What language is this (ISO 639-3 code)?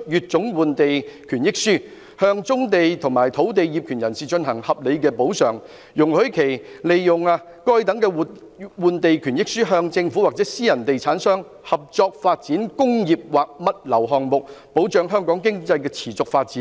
yue